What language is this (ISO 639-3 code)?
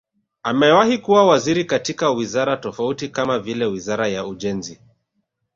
swa